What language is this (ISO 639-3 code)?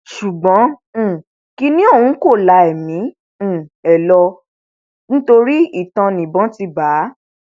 yor